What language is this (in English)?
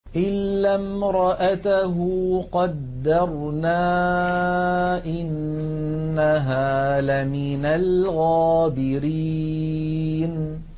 Arabic